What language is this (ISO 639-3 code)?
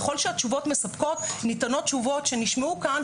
heb